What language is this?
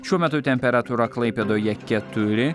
Lithuanian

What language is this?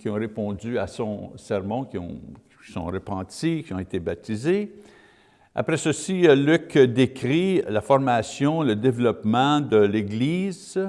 French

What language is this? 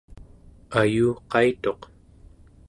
Central Yupik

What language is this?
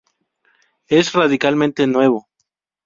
Spanish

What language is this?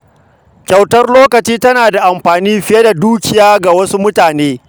Hausa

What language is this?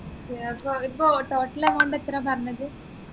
Malayalam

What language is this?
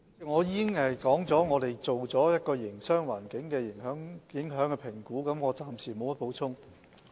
Cantonese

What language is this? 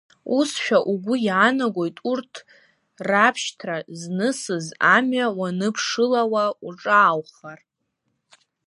Abkhazian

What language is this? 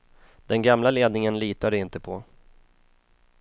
Swedish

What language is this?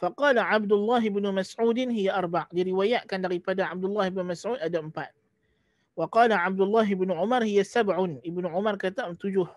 Malay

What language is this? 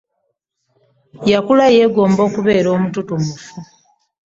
Ganda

